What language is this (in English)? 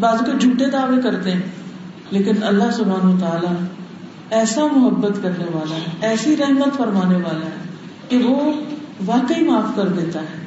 Urdu